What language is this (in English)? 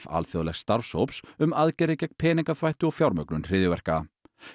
Icelandic